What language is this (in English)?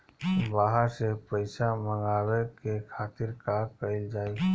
Bhojpuri